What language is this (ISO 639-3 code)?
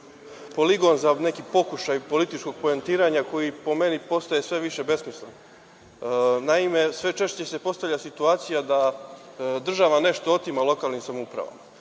srp